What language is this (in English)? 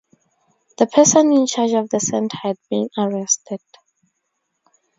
English